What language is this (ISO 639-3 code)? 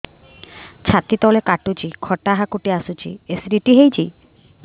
ori